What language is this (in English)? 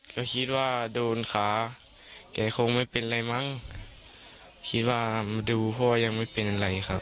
Thai